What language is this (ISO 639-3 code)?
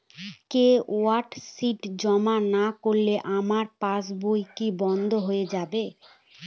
ben